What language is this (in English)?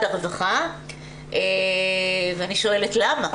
Hebrew